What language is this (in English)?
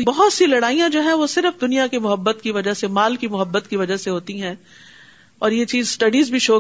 Urdu